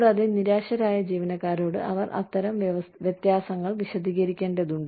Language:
Malayalam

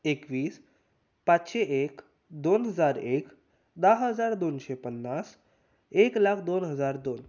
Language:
Konkani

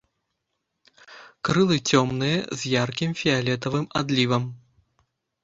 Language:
Belarusian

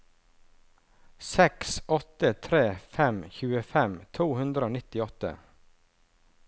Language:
Norwegian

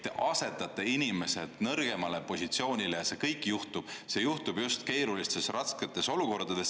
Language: Estonian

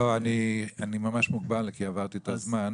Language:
Hebrew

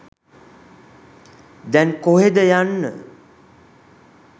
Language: Sinhala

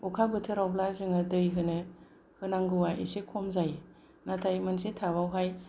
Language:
Bodo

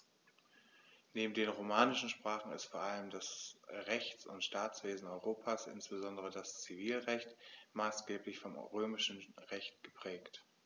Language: German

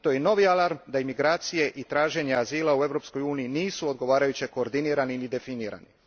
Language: Croatian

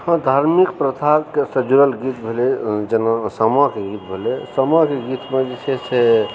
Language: Maithili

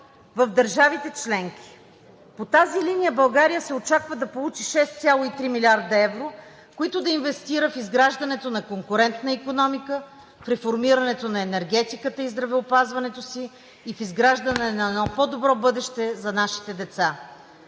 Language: Bulgarian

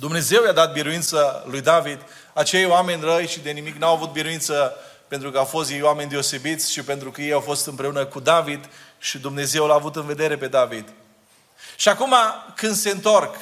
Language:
Romanian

